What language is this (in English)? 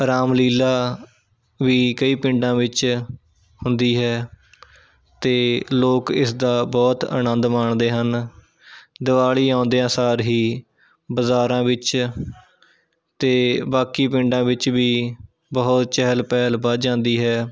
Punjabi